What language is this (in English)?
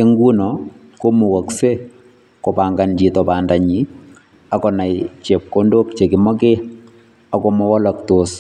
Kalenjin